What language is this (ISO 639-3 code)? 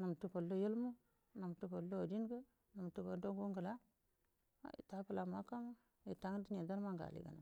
bdm